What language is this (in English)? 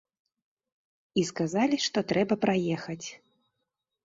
Belarusian